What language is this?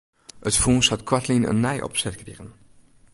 Western Frisian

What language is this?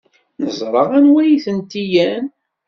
Kabyle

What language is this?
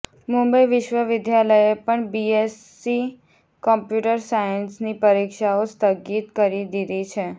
Gujarati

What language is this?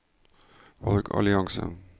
Norwegian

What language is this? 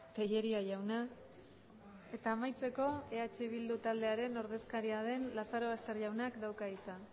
Basque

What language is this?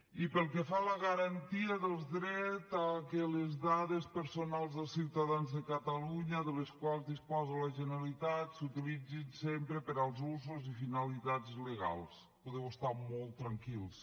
Catalan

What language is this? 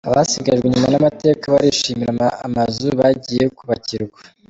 Kinyarwanda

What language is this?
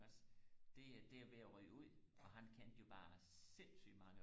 Danish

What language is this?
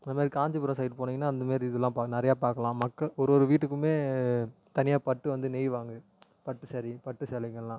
Tamil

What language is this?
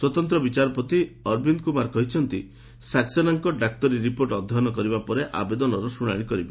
Odia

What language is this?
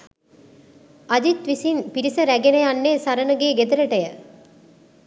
Sinhala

